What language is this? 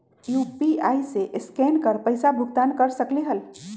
Magahi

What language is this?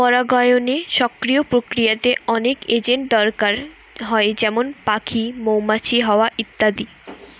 Bangla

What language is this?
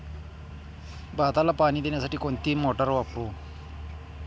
Marathi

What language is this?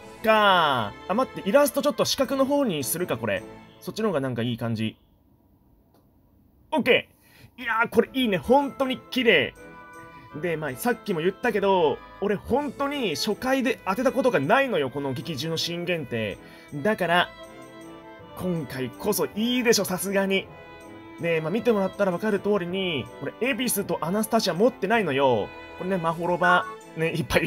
Japanese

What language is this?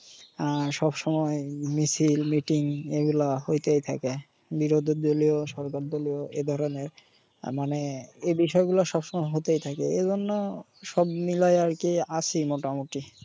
Bangla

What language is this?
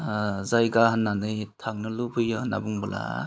Bodo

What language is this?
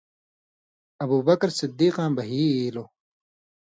Indus Kohistani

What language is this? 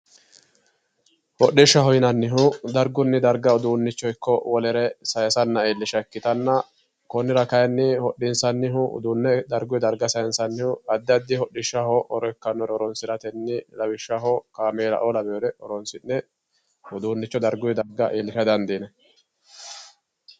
Sidamo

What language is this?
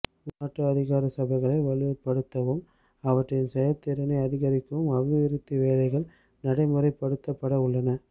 Tamil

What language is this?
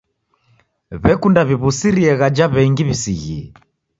Taita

